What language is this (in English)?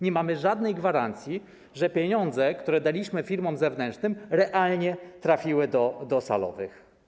Polish